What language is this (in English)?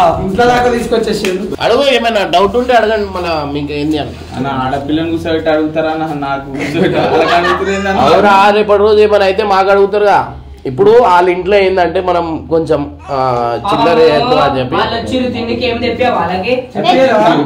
Telugu